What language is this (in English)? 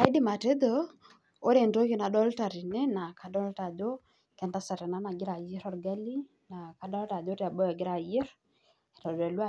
Masai